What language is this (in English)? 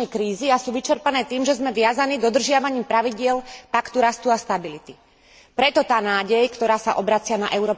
Slovak